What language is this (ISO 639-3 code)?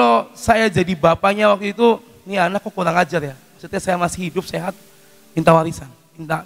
ind